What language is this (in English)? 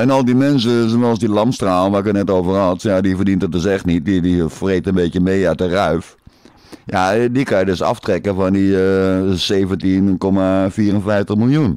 Dutch